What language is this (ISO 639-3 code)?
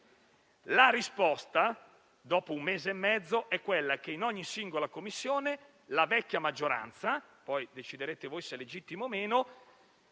ita